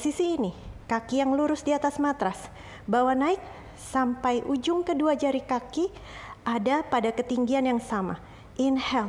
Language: Indonesian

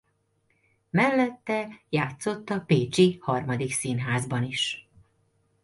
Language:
Hungarian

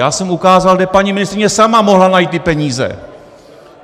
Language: Czech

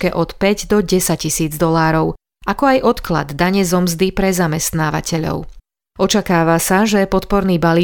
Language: Slovak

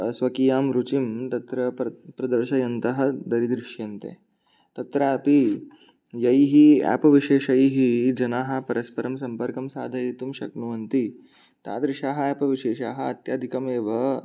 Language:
Sanskrit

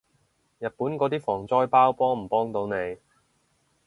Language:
Cantonese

